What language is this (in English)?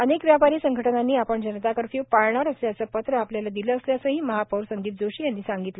Marathi